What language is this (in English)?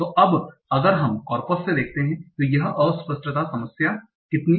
Hindi